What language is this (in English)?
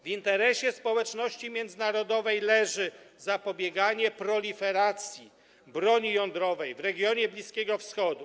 Polish